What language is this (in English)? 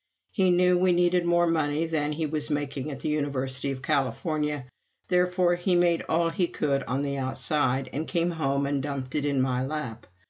English